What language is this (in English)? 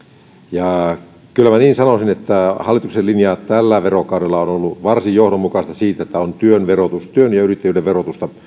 Finnish